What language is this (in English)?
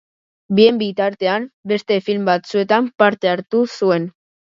Basque